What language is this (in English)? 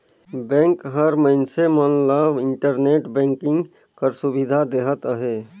Chhattisgarhi